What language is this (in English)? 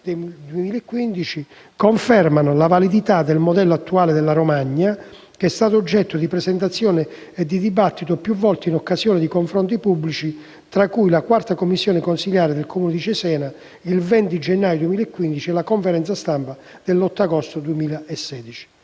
Italian